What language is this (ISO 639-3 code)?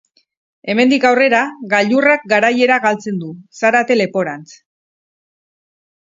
eus